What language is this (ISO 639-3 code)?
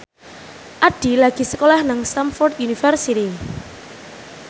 jav